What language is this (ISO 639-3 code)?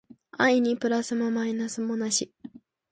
jpn